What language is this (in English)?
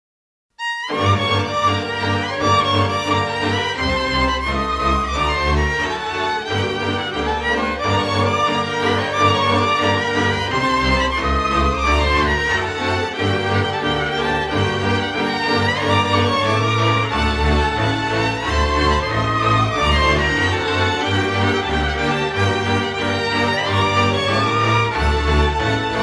Slovak